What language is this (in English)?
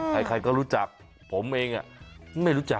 Thai